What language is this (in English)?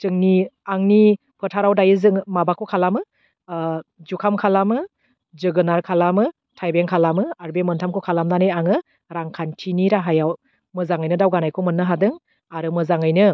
Bodo